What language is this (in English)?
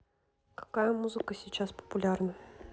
Russian